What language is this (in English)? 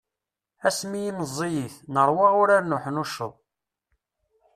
Kabyle